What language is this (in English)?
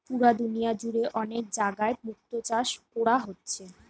Bangla